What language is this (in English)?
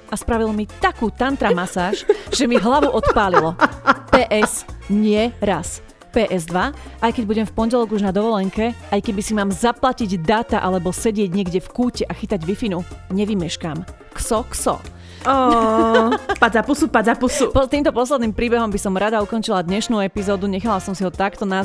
Slovak